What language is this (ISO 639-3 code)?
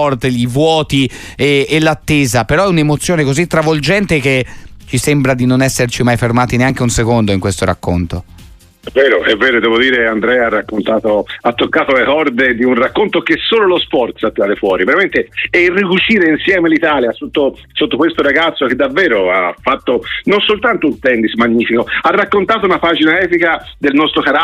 ita